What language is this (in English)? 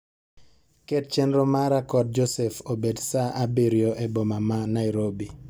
Luo (Kenya and Tanzania)